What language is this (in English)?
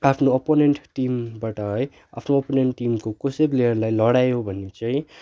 Nepali